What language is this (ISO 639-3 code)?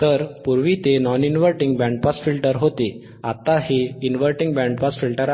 mar